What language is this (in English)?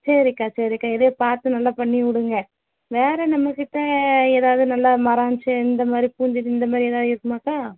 Tamil